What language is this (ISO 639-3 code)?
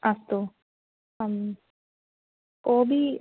san